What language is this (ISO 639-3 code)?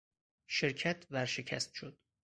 fas